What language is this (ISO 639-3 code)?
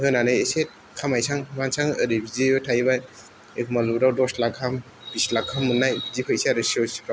brx